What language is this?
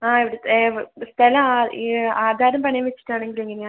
Malayalam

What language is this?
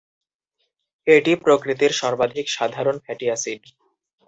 Bangla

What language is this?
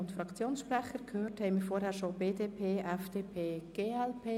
Swiss German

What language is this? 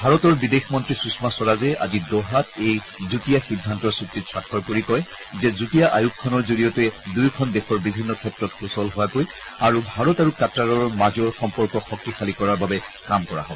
Assamese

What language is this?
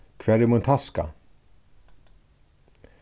Faroese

